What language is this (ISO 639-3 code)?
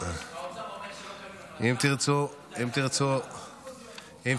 heb